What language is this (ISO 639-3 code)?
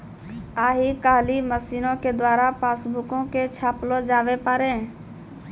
mai